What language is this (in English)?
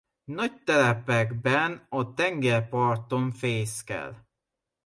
Hungarian